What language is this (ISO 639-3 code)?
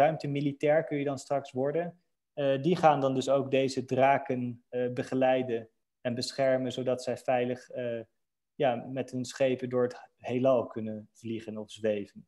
nld